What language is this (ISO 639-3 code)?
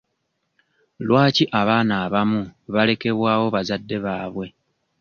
lug